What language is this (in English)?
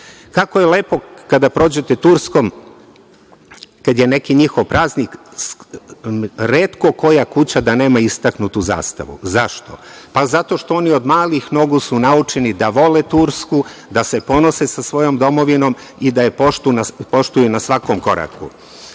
Serbian